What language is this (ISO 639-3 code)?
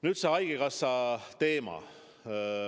est